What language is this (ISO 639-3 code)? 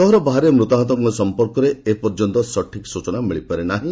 ori